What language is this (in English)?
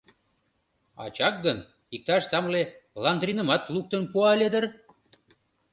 Mari